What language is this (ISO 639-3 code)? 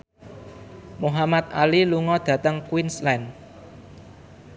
jav